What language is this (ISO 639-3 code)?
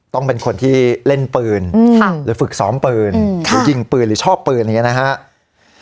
tha